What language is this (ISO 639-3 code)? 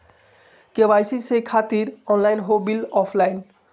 mag